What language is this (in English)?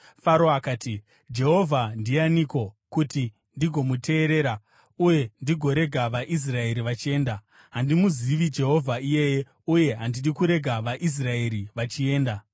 Shona